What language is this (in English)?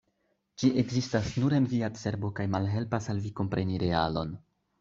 Esperanto